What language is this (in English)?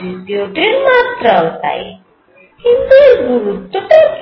Bangla